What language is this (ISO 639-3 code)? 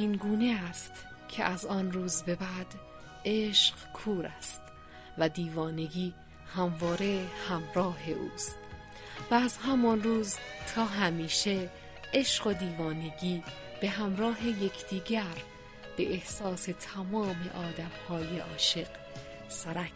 fas